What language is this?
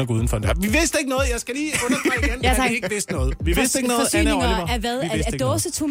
Danish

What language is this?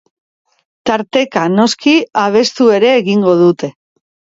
Basque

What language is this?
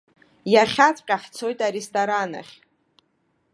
Abkhazian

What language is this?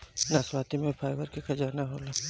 Bhojpuri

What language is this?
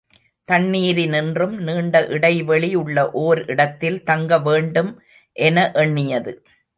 Tamil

